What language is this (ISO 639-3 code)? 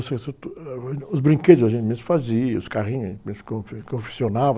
por